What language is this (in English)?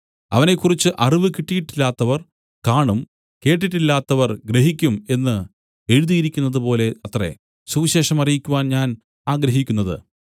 Malayalam